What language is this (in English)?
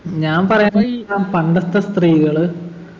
Malayalam